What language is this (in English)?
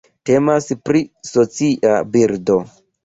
Esperanto